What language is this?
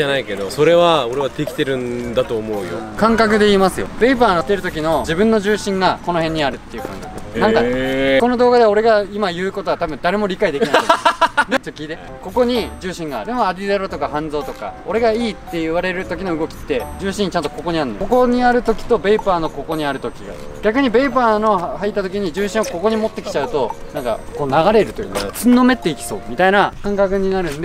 Japanese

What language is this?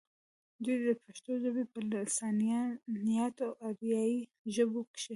Pashto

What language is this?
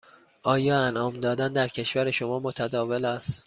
Persian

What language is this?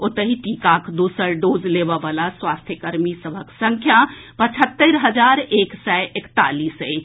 Maithili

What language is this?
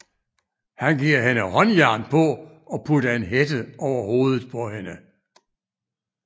Danish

